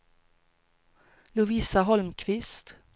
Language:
Swedish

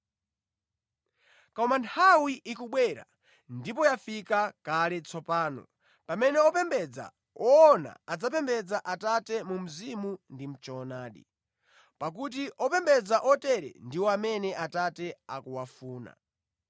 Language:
Nyanja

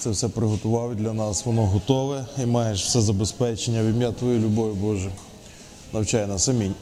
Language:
Ukrainian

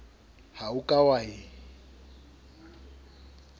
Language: Southern Sotho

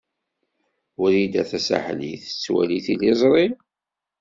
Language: Kabyle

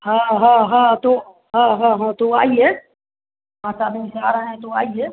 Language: Hindi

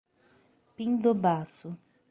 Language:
Portuguese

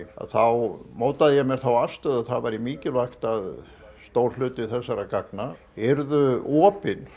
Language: Icelandic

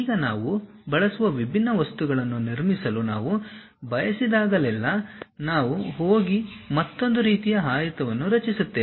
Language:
Kannada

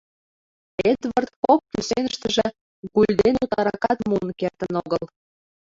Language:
Mari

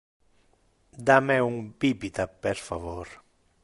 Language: Interlingua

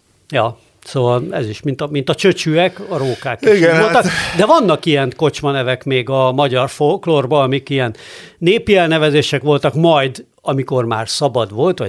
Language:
Hungarian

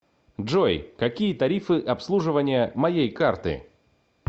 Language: Russian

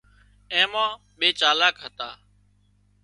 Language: Wadiyara Koli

